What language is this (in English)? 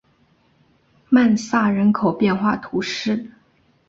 Chinese